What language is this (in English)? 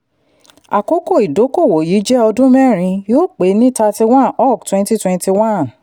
Yoruba